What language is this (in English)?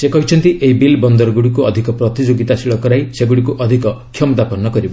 Odia